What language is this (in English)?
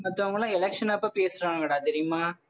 Tamil